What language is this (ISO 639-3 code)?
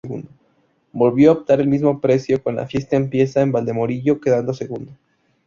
spa